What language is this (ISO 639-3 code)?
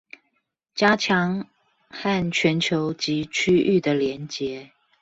zho